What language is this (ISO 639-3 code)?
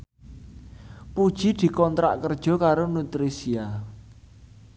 jav